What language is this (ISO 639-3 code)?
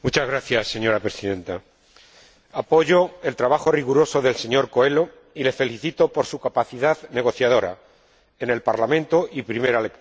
spa